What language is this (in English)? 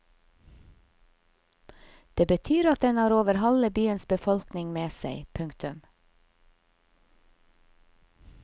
Norwegian